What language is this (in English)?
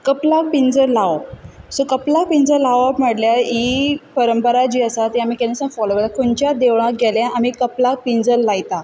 Konkani